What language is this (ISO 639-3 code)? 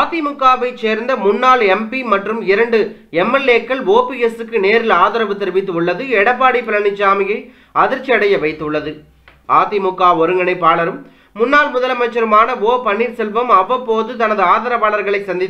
ron